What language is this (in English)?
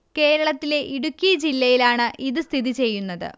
Malayalam